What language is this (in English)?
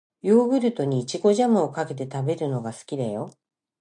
Japanese